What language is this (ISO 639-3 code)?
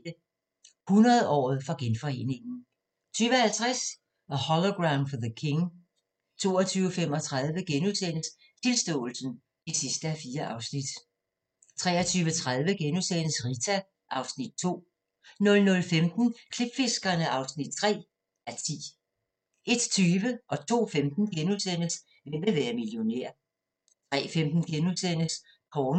dan